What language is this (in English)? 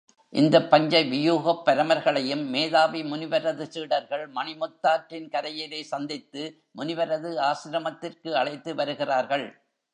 Tamil